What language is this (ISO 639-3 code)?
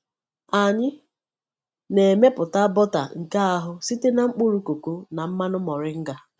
ibo